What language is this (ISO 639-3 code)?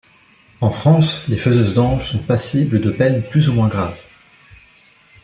fra